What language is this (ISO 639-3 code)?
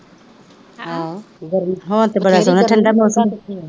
pan